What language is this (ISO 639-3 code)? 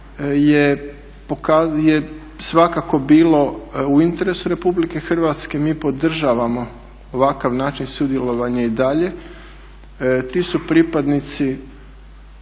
hrv